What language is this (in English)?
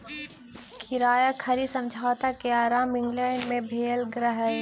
Maithili